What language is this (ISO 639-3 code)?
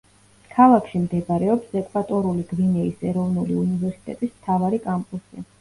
kat